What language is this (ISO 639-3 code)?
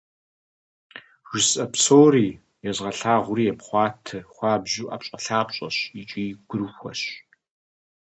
kbd